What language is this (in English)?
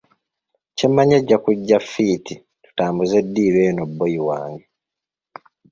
Ganda